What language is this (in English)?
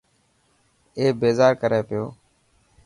Dhatki